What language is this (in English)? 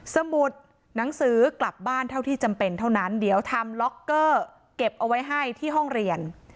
Thai